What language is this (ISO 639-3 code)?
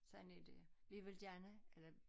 dan